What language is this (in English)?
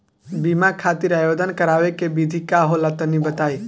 Bhojpuri